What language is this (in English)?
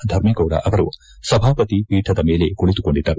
Kannada